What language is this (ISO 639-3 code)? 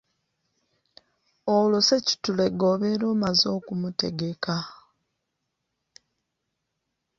lug